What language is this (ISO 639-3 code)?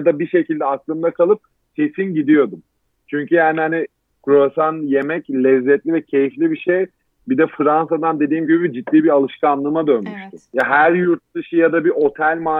tur